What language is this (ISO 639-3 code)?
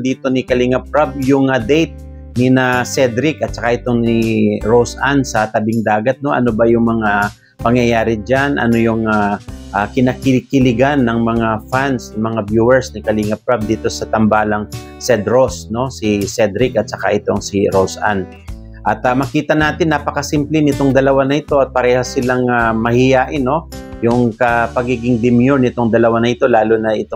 fil